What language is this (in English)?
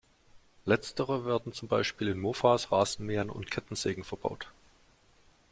German